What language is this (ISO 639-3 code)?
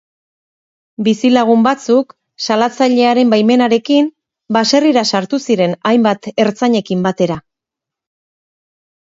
eus